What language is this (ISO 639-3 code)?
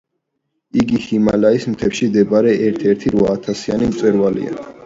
kat